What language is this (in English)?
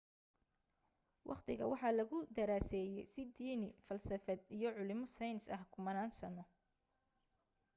Somali